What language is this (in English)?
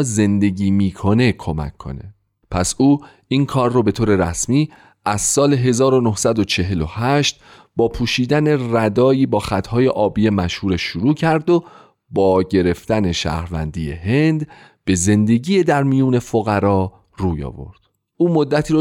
Persian